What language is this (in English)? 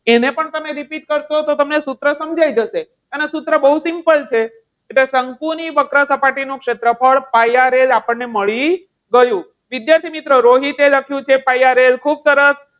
Gujarati